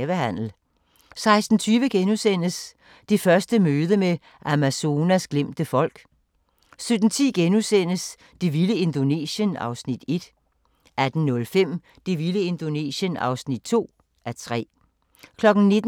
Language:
Danish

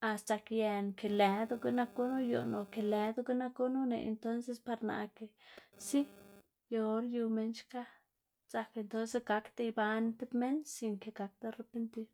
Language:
Xanaguía Zapotec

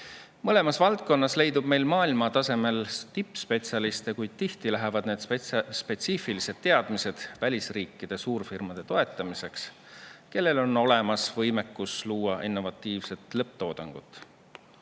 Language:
Estonian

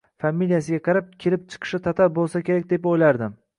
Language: Uzbek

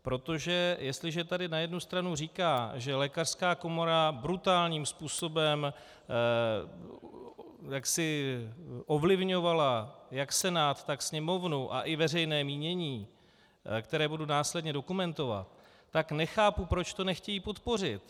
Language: Czech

